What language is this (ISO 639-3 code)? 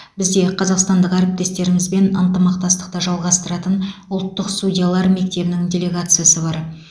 kaz